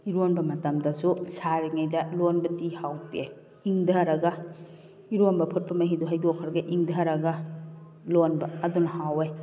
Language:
Manipuri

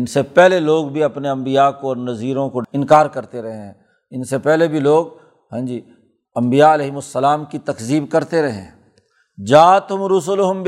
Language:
Urdu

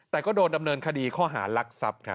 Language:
Thai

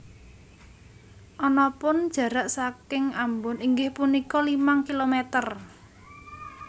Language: Javanese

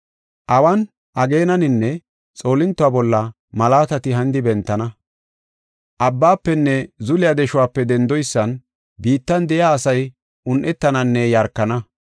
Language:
Gofa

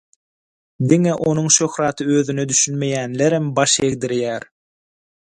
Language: Turkmen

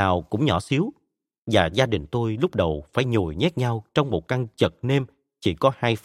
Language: Vietnamese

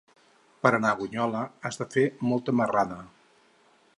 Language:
Catalan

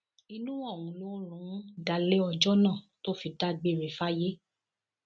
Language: Yoruba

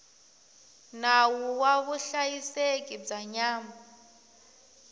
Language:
Tsonga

